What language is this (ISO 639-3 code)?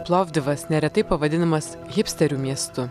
lit